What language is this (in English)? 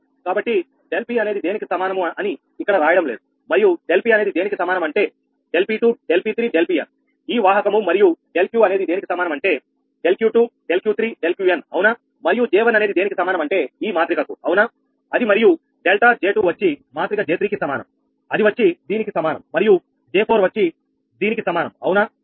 Telugu